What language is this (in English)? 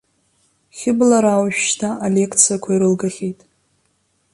Abkhazian